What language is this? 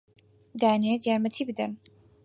Central Kurdish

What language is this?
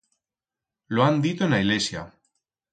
Aragonese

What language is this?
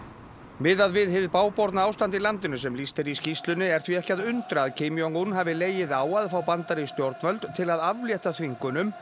Icelandic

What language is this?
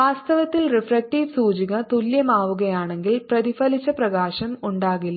Malayalam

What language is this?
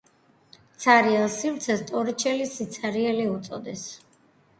Georgian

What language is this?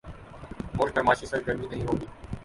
Urdu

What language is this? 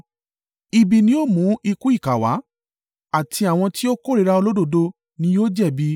Yoruba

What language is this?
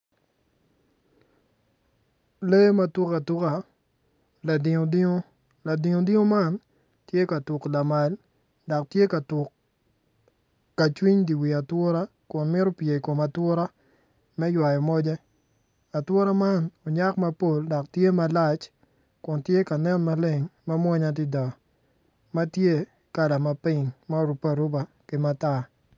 Acoli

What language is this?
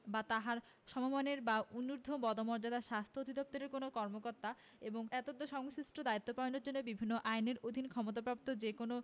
Bangla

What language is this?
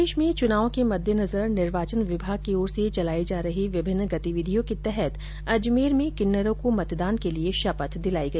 Hindi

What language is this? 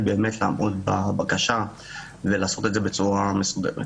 Hebrew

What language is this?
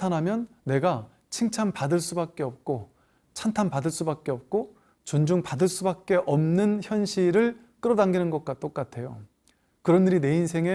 Korean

